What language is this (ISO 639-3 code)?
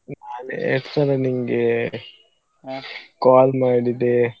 kan